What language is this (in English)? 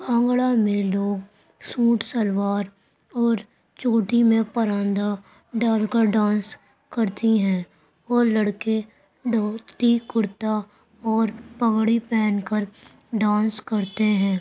Urdu